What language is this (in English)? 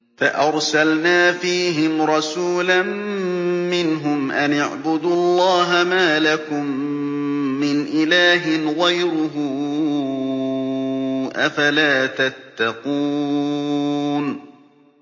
Arabic